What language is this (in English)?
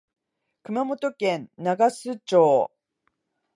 Japanese